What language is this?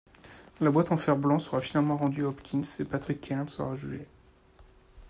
French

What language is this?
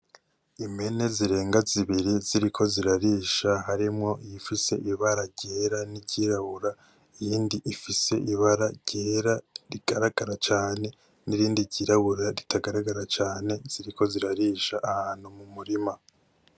Rundi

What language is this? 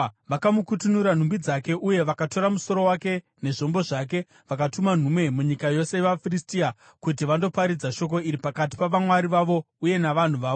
Shona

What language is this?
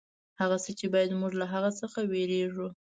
Pashto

